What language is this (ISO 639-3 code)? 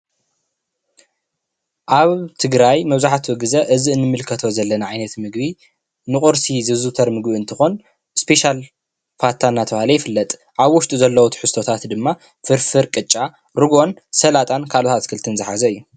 tir